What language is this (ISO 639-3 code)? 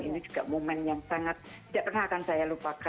ind